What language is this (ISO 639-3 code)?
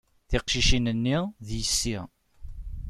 kab